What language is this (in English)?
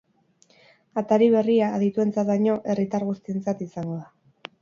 Basque